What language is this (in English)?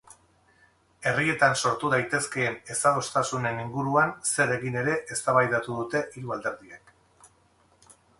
Basque